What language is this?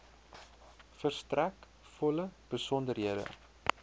Afrikaans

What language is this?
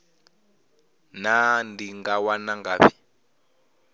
Venda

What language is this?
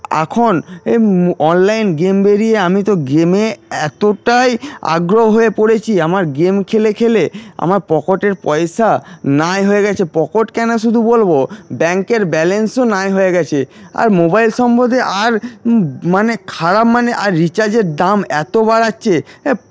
Bangla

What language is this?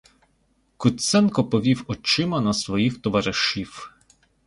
Ukrainian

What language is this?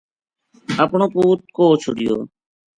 Gujari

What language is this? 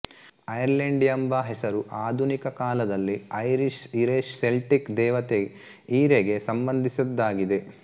Kannada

